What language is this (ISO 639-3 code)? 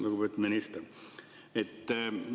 est